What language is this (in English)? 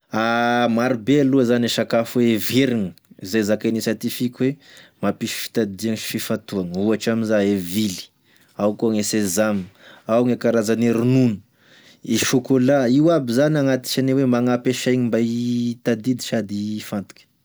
Tesaka Malagasy